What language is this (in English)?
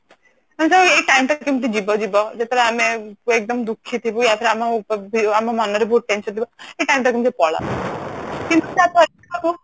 Odia